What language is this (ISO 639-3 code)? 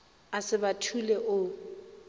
nso